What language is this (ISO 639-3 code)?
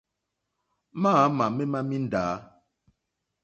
bri